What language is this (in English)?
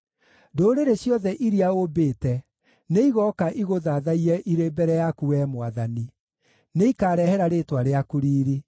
Kikuyu